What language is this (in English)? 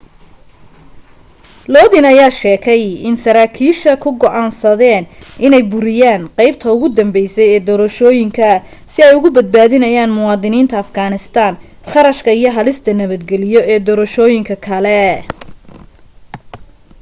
Somali